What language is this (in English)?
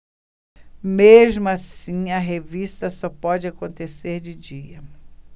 Portuguese